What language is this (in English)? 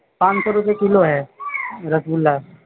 Urdu